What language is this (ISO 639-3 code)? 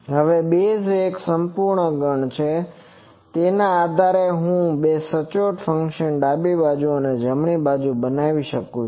guj